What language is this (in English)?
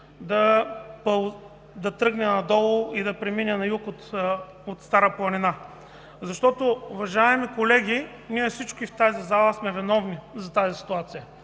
Bulgarian